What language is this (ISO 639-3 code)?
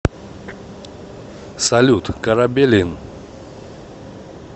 rus